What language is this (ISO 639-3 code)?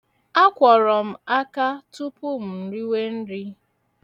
ibo